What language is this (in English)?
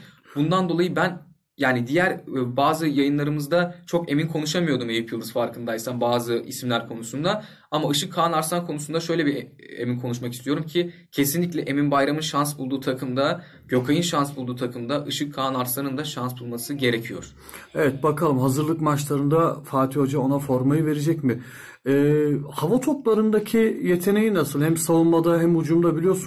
Turkish